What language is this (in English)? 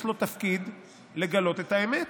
Hebrew